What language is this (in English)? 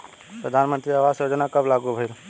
Bhojpuri